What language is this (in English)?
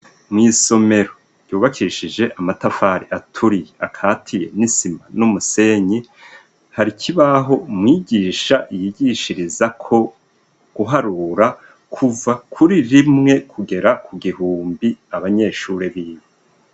Rundi